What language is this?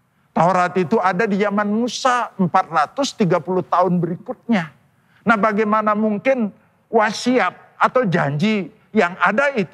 Indonesian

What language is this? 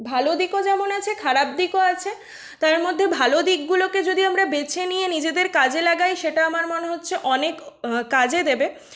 Bangla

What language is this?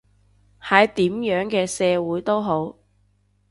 Cantonese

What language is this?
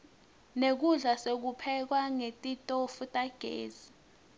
Swati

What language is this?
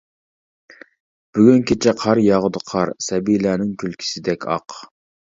Uyghur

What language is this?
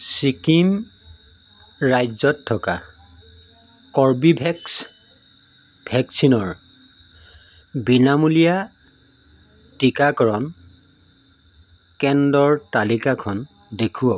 Assamese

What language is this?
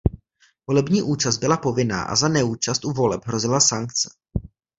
Czech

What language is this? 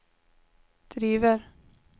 Swedish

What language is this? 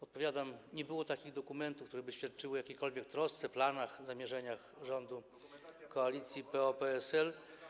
Polish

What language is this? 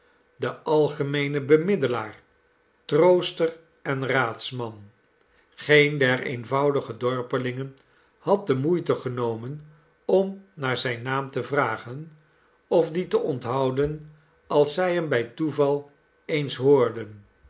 Dutch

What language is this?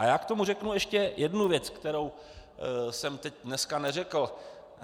Czech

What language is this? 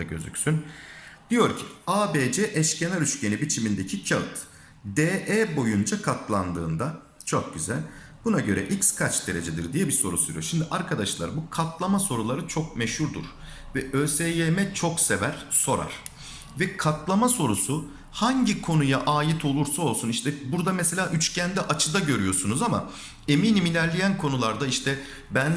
Turkish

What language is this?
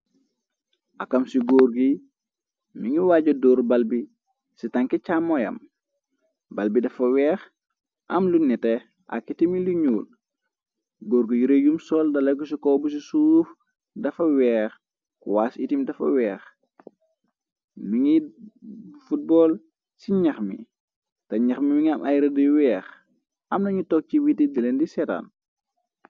Wolof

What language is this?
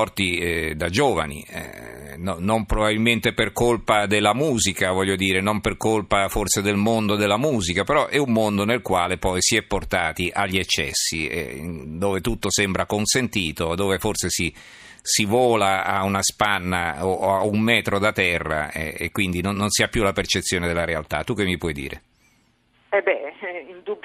Italian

